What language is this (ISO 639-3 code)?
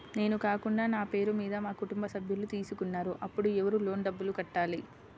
tel